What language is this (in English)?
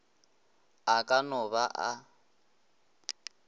Northern Sotho